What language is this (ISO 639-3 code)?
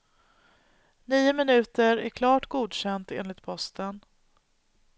swe